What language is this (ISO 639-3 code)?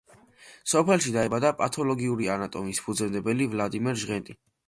kat